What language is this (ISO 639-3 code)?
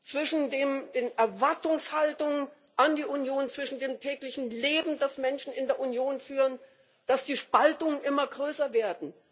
deu